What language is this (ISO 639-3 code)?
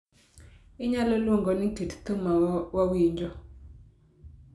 luo